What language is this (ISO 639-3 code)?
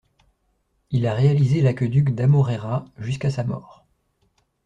fra